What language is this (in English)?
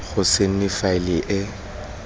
Tswana